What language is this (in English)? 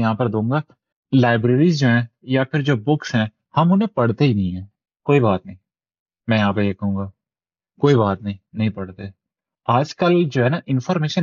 Urdu